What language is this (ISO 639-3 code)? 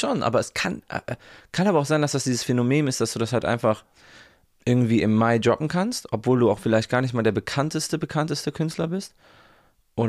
deu